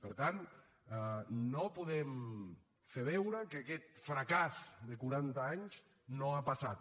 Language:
Catalan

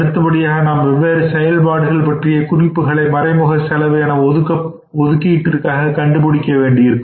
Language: Tamil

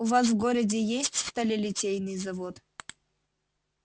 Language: Russian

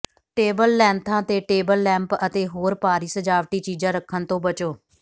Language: Punjabi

